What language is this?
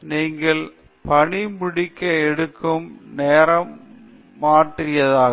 Tamil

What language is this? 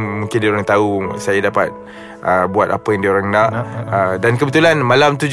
Malay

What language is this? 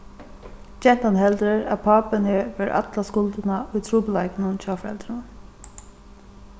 Faroese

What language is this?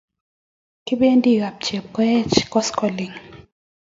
Kalenjin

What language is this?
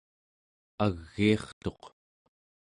Central Yupik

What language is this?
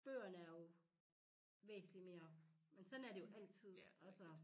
Danish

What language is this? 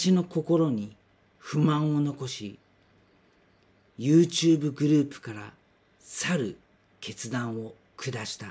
Japanese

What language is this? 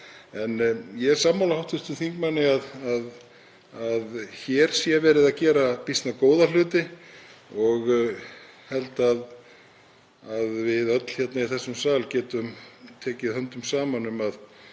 Icelandic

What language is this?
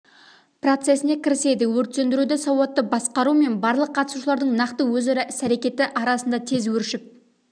Kazakh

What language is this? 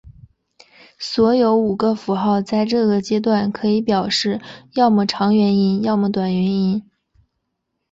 Chinese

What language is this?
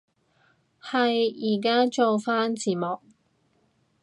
Cantonese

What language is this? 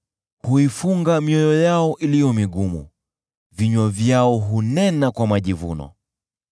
Swahili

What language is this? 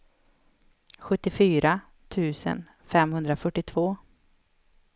Swedish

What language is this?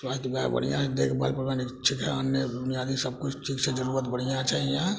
Maithili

